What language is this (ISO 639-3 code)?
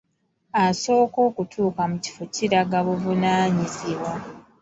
lug